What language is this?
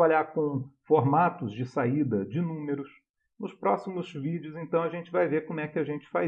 Portuguese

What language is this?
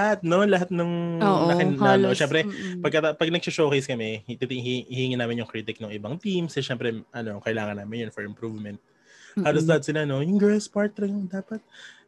Filipino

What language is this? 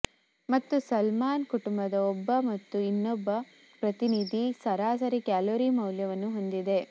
Kannada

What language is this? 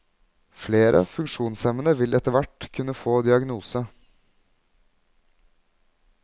Norwegian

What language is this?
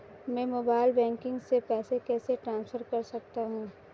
Hindi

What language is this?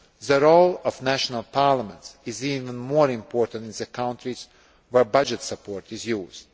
English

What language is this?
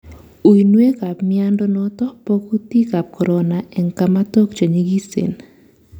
Kalenjin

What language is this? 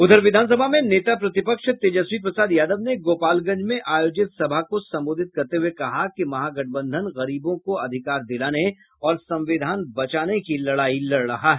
Hindi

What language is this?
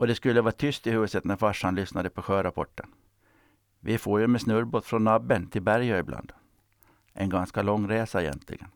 Swedish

